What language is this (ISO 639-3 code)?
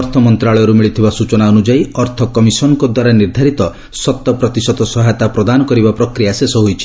ori